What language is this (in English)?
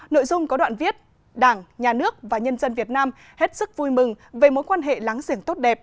Vietnamese